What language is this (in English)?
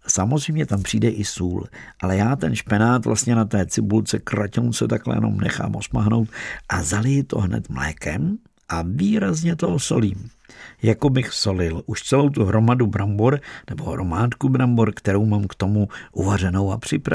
Czech